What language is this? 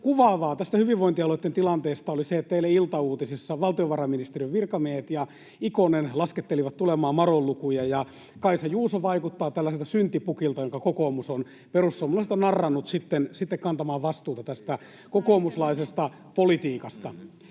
Finnish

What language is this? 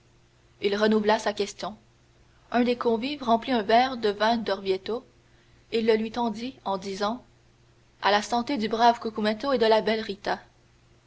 French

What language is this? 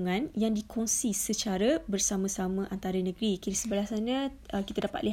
Malay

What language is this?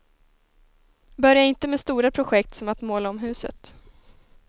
Swedish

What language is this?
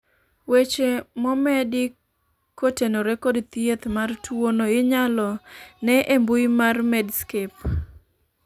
Luo (Kenya and Tanzania)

